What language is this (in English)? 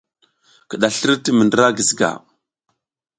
South Giziga